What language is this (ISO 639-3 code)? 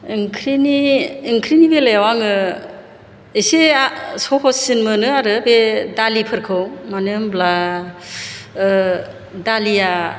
brx